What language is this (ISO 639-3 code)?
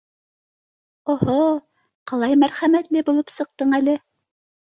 bak